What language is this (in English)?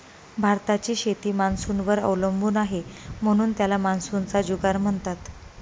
Marathi